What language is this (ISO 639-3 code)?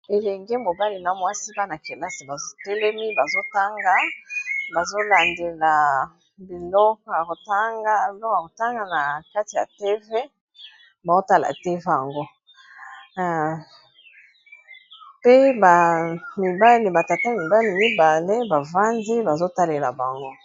lin